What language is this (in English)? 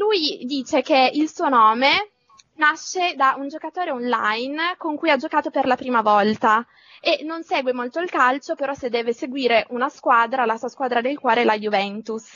Italian